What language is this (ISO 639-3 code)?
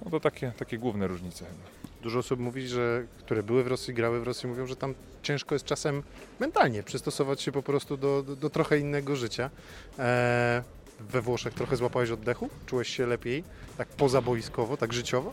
pol